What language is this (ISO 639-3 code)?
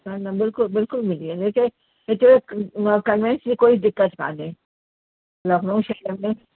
snd